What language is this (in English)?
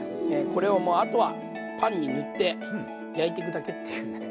Japanese